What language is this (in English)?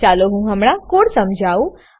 Gujarati